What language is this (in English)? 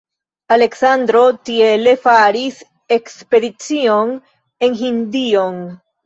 Esperanto